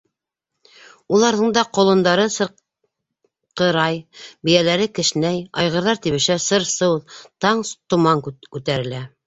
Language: Bashkir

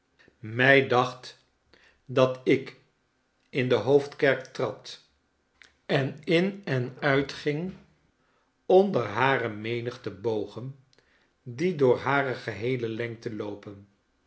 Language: Dutch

